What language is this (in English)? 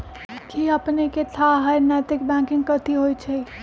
Magahi